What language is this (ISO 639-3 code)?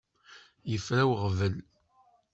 kab